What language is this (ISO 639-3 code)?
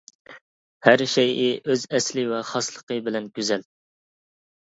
uig